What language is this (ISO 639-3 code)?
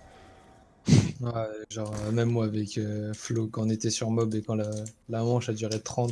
fra